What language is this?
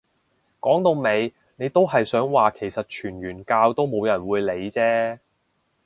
Cantonese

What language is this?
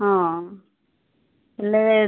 Odia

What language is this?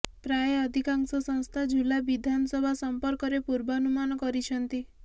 Odia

